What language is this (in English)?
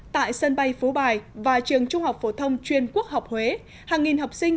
Vietnamese